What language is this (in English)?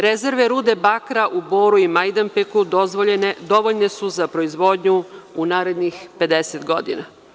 Serbian